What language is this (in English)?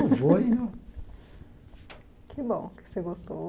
Portuguese